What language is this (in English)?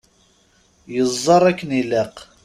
Kabyle